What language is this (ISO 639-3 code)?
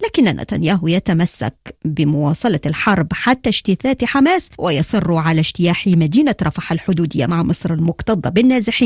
ara